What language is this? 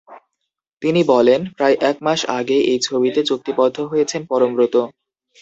Bangla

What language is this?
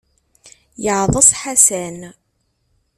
Kabyle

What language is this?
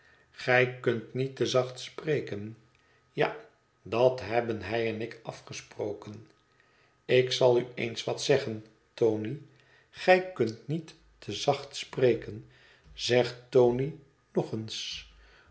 Dutch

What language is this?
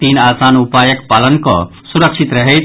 Maithili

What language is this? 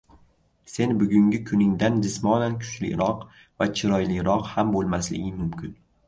Uzbek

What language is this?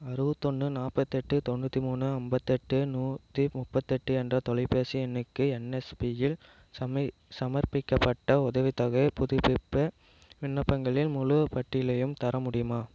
Tamil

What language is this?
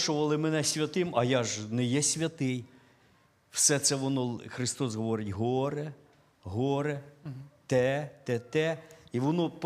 Ukrainian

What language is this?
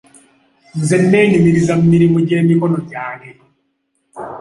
Ganda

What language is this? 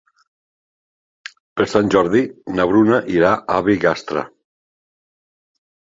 Catalan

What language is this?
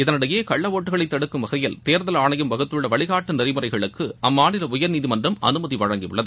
Tamil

